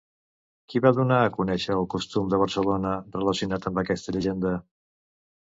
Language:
Catalan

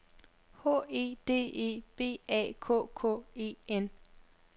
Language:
Danish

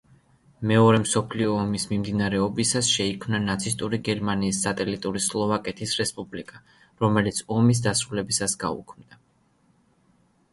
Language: Georgian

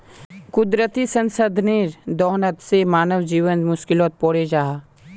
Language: Magahi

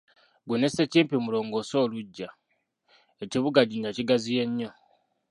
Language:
Ganda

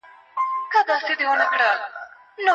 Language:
Pashto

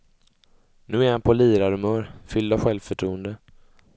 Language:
Swedish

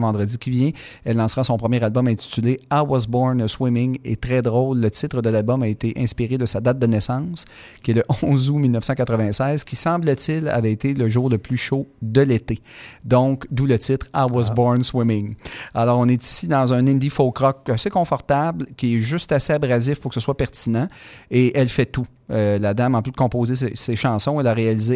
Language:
French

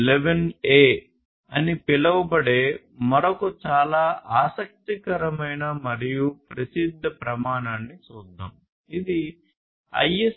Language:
Telugu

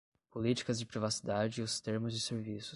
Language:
Portuguese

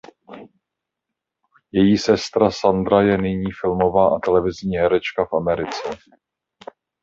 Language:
Czech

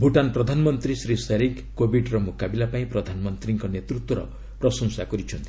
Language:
Odia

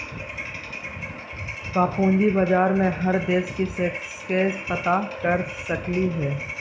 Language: Magahi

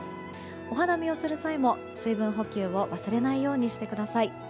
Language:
Japanese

